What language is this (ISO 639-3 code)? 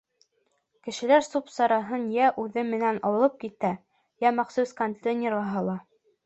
bak